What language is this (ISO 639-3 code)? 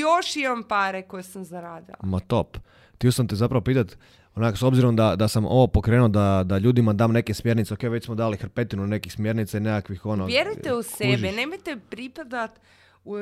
hrv